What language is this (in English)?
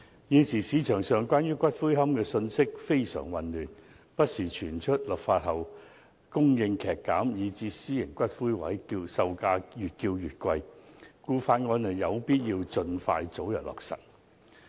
Cantonese